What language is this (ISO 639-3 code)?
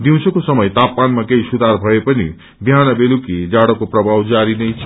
nep